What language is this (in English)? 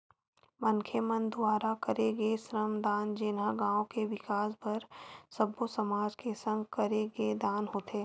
Chhattisgarhi